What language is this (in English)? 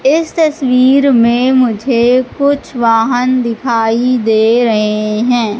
Hindi